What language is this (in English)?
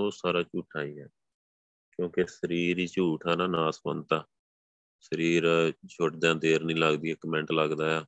Punjabi